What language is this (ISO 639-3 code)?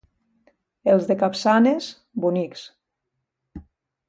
cat